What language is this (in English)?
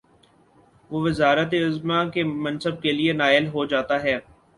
Urdu